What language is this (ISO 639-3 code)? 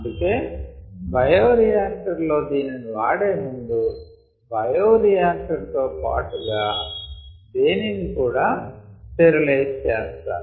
tel